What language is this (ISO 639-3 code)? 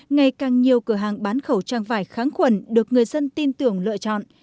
vie